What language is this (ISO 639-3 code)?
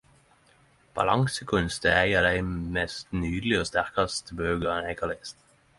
nno